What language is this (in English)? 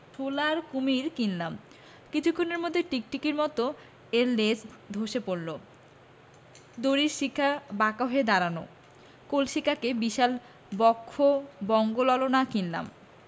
Bangla